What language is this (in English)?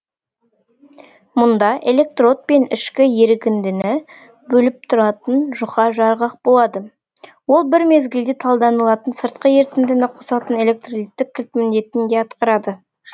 Kazakh